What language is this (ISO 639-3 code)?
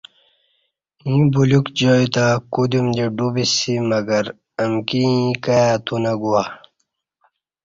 bsh